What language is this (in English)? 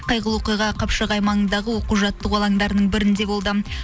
Kazakh